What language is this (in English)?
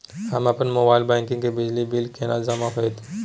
Maithili